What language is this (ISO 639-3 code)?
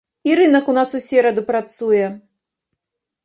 bel